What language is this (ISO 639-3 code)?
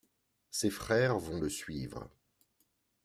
fra